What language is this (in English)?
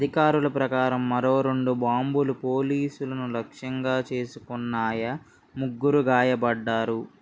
Telugu